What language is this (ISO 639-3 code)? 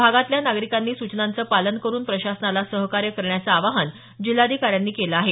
mar